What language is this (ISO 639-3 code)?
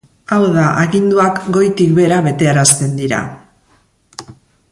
eus